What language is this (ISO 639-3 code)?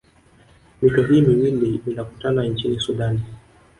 swa